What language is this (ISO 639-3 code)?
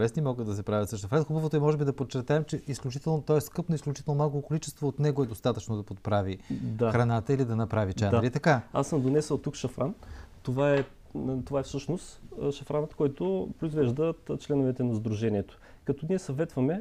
bul